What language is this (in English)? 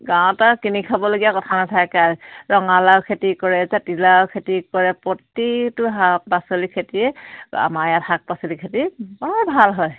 Assamese